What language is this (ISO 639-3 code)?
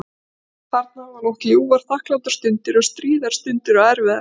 isl